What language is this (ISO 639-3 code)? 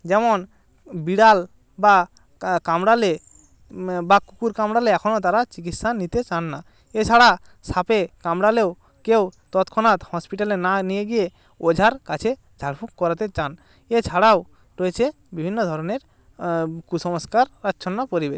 ben